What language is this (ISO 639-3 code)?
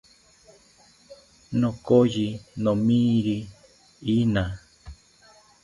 cpy